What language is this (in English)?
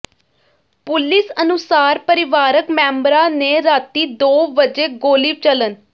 Punjabi